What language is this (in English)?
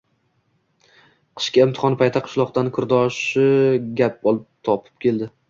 Uzbek